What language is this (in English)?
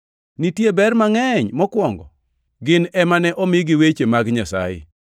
Luo (Kenya and Tanzania)